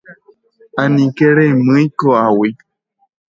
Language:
Guarani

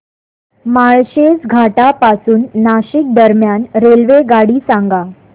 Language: Marathi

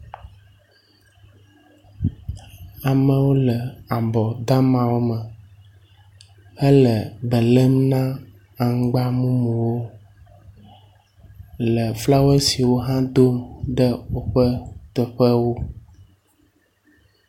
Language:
Ewe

